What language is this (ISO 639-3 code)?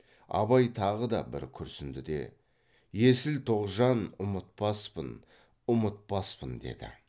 kaz